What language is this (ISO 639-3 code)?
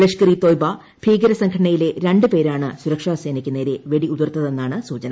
mal